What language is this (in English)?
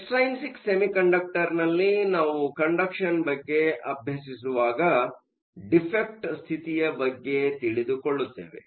Kannada